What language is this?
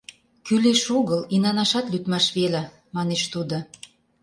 Mari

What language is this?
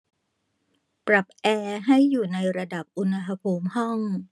Thai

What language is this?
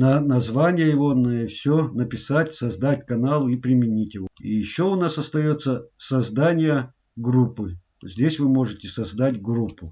Russian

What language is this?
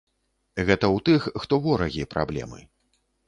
Belarusian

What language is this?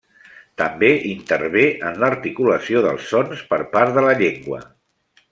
Catalan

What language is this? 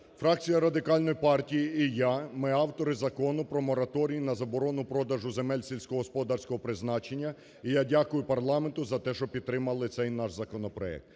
Ukrainian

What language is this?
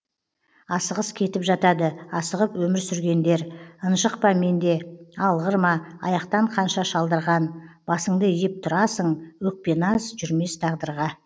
Kazakh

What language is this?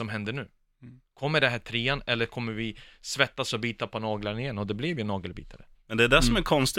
Swedish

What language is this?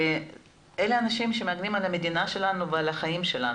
Hebrew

